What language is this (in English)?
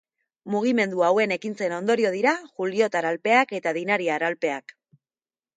Basque